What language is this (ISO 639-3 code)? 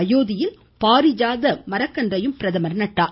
tam